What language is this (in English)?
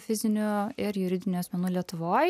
Lithuanian